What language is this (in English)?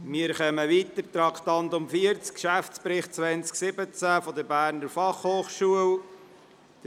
Swiss German